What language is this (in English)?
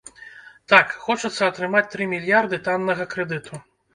Belarusian